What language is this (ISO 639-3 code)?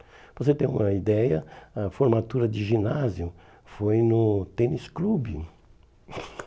por